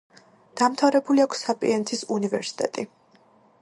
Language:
Georgian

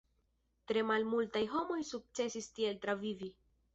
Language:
Esperanto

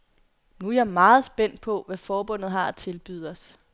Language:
Danish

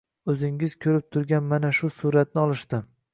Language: Uzbek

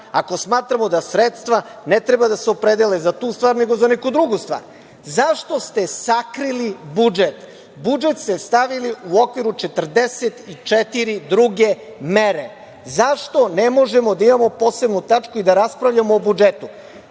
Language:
Serbian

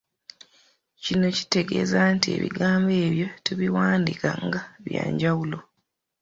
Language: Ganda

